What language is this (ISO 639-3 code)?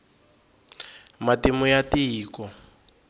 tso